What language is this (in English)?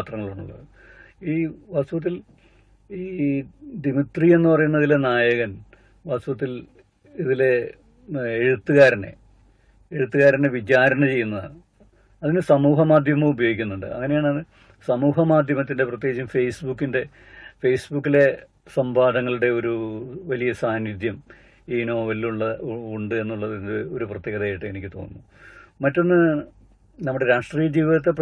Malayalam